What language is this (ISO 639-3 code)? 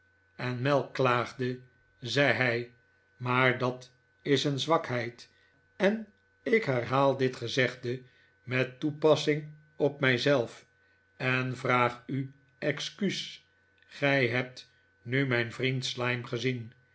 nld